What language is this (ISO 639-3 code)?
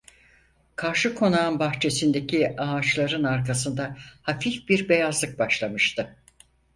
tur